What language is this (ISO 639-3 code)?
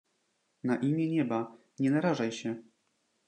pol